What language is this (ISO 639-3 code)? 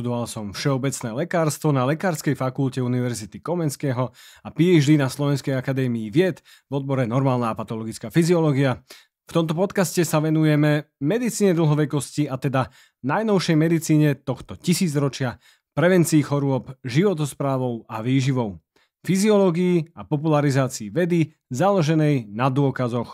slk